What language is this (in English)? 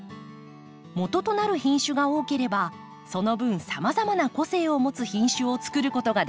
Japanese